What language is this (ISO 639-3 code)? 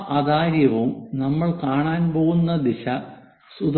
mal